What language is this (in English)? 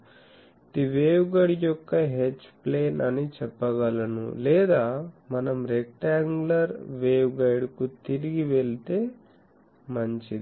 Telugu